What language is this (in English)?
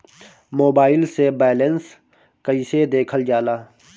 Bhojpuri